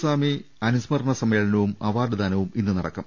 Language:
Malayalam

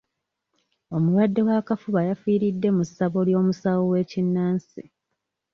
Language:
Ganda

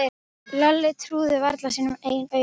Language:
Icelandic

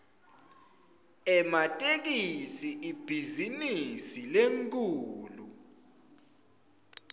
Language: Swati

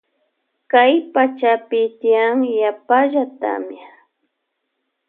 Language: Loja Highland Quichua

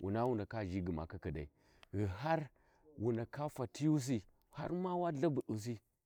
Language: Warji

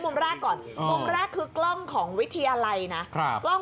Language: Thai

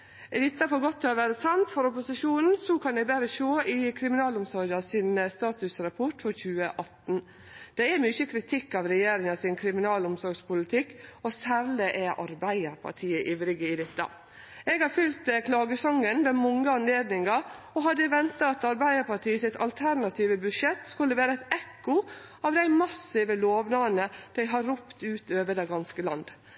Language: Norwegian Nynorsk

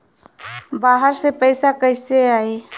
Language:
Bhojpuri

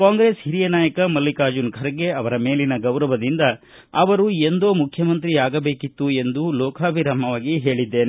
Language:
Kannada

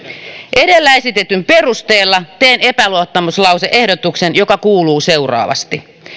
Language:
Finnish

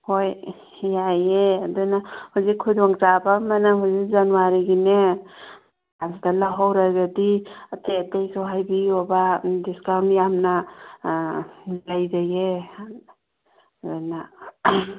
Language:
Manipuri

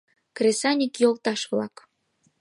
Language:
Mari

